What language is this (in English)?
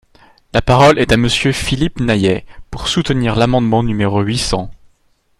French